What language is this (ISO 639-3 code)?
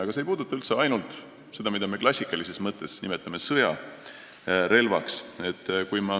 est